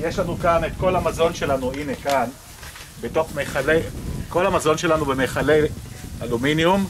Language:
Hebrew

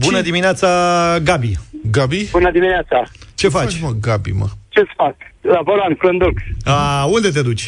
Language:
Romanian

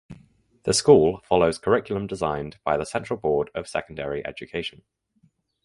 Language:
English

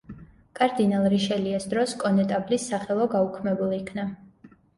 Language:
Georgian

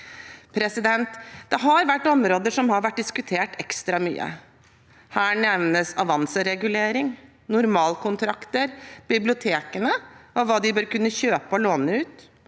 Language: Norwegian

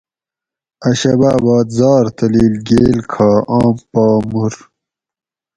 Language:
Gawri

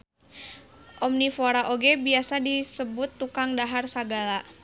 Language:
Sundanese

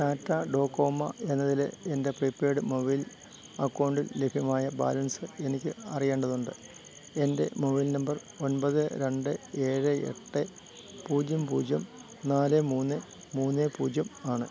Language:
Malayalam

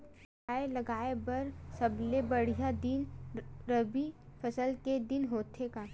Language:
Chhattisgarhi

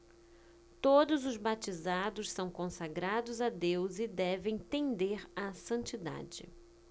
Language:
Portuguese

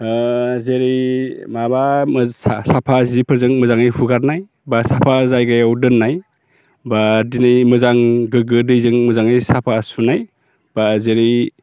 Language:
Bodo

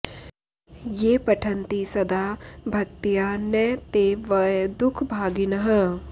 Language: Sanskrit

